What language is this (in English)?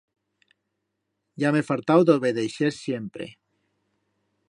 Aragonese